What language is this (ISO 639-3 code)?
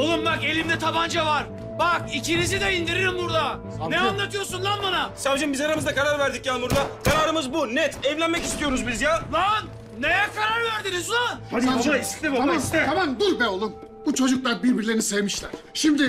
tur